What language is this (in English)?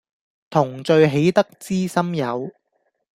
Cantonese